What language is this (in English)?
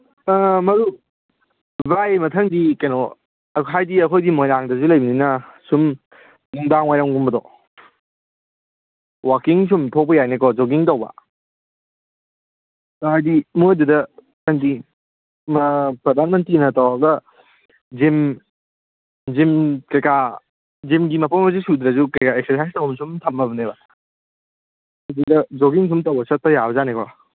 Manipuri